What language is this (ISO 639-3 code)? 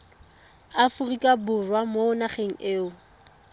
tsn